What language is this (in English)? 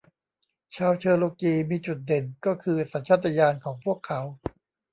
Thai